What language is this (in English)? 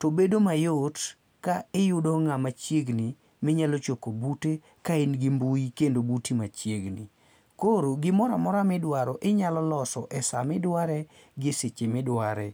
Luo (Kenya and Tanzania)